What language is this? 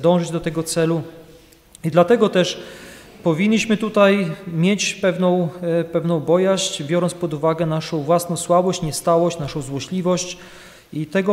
Polish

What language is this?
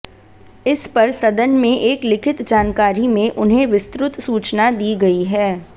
Hindi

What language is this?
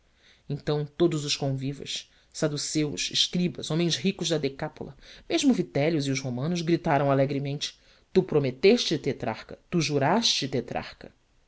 Portuguese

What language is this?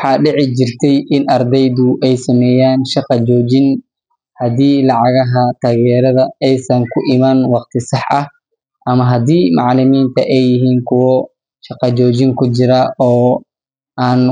Somali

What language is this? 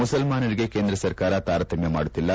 Kannada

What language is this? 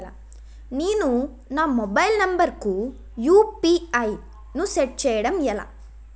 Telugu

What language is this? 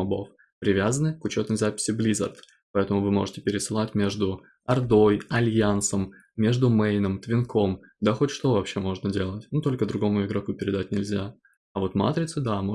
Russian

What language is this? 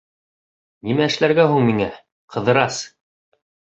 Bashkir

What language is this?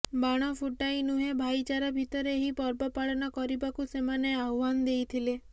Odia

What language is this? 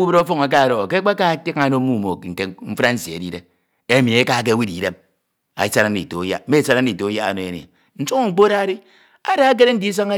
Ito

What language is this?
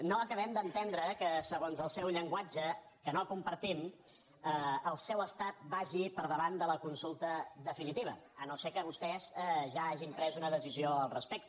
Catalan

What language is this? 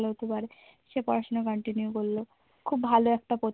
Bangla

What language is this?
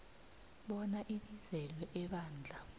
South Ndebele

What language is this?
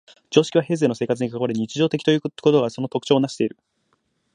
Japanese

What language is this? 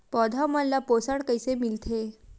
Chhattisgarhi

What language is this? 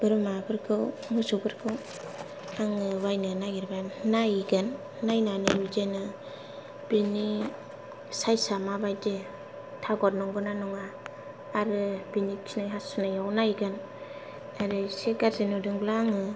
Bodo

